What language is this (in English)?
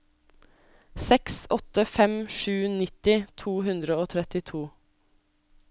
Norwegian